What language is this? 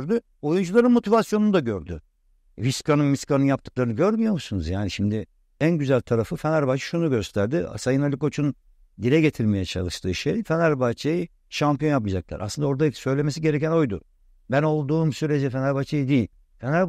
Turkish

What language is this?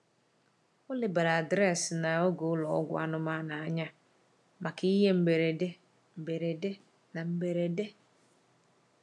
Igbo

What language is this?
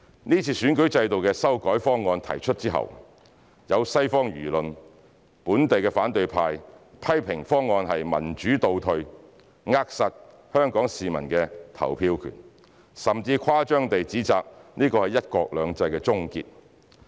Cantonese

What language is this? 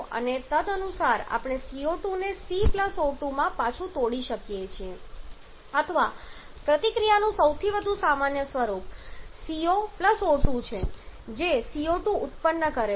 Gujarati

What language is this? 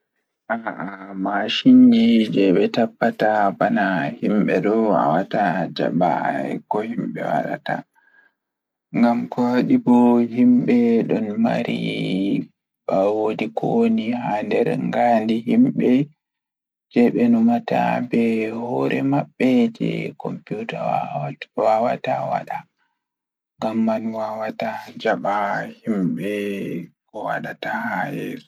Fula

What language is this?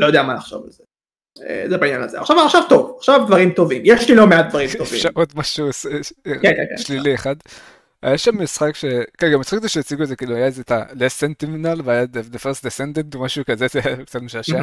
Hebrew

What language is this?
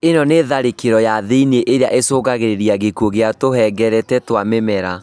Kikuyu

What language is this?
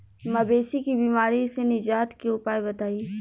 Bhojpuri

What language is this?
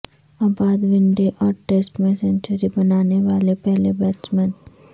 Urdu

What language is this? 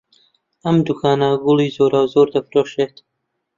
Central Kurdish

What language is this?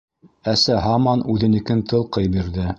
Bashkir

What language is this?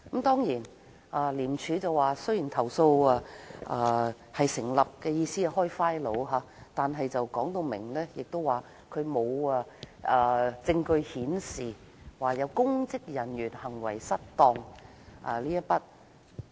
Cantonese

